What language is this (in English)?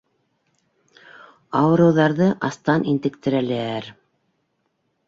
Bashkir